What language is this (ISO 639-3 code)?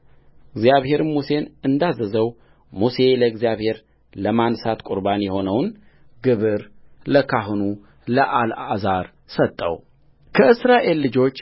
amh